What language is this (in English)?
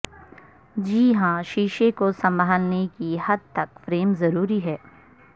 Urdu